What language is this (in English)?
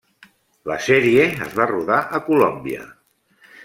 Catalan